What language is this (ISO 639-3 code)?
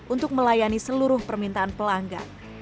ind